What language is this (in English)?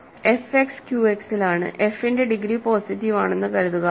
Malayalam